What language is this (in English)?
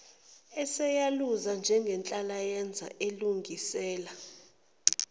Zulu